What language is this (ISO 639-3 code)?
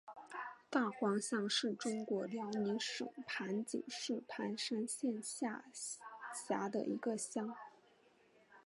zho